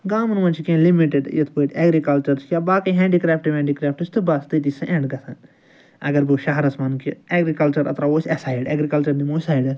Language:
Kashmiri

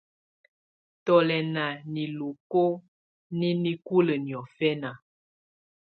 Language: Tunen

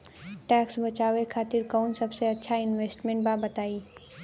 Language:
Bhojpuri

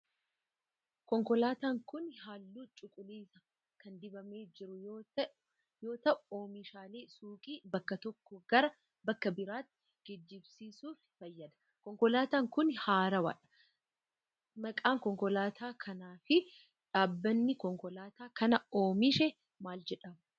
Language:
Oromo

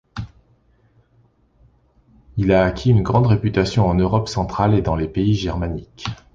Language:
French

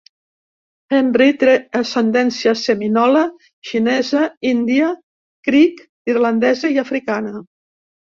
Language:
Catalan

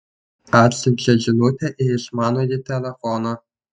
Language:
Lithuanian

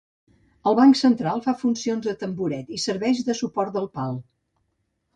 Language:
Catalan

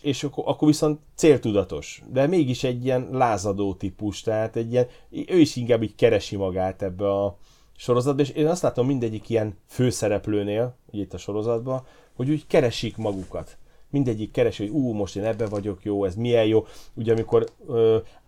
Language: Hungarian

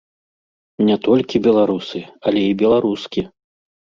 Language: Belarusian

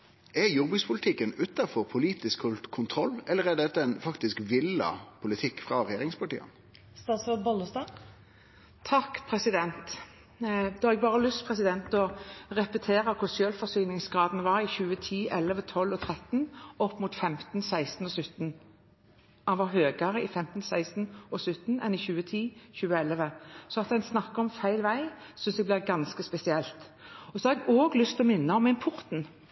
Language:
Norwegian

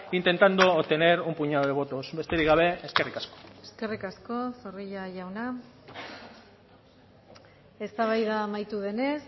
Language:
Basque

